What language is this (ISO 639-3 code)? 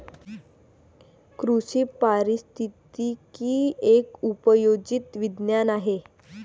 mar